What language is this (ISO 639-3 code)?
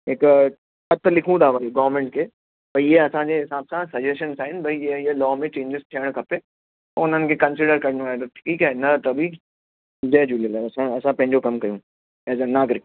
snd